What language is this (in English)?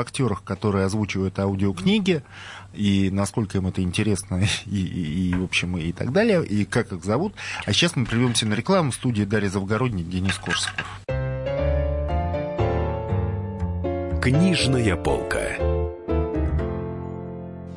Russian